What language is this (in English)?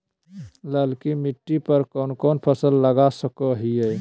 Magahi